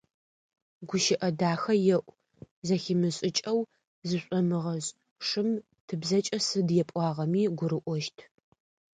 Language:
Adyghe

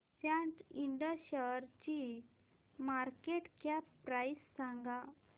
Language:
Marathi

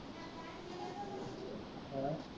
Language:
Punjabi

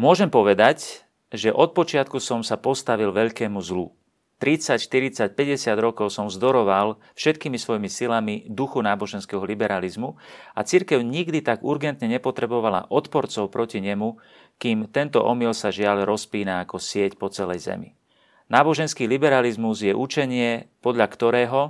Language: Slovak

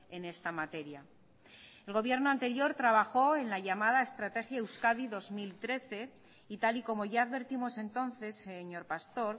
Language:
Spanish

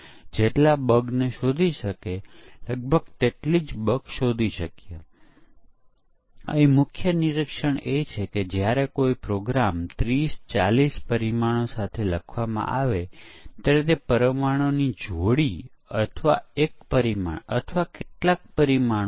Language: Gujarati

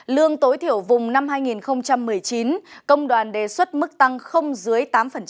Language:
Vietnamese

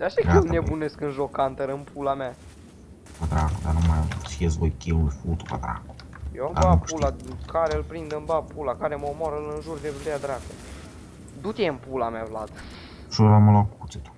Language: Romanian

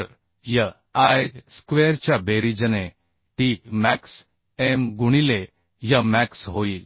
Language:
Marathi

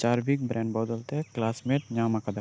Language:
Santali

